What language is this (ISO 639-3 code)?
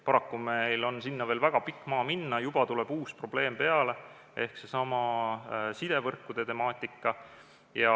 est